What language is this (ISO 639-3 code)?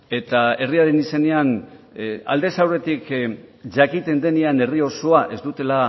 eus